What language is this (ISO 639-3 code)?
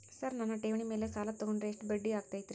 kan